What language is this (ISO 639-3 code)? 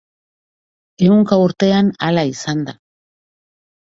eus